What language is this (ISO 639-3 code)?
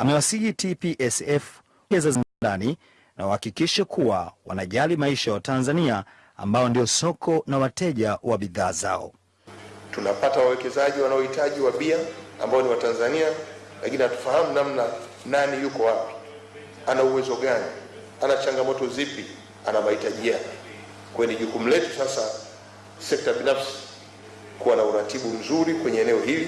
swa